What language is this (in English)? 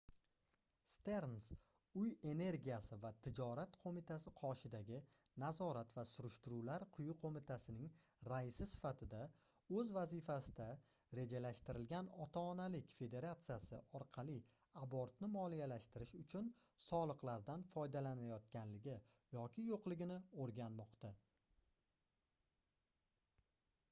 Uzbek